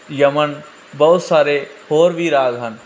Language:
Punjabi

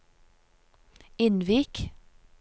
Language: Norwegian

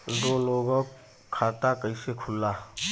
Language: Bhojpuri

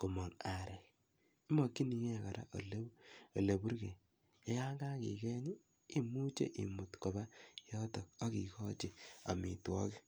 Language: Kalenjin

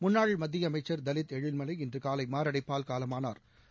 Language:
Tamil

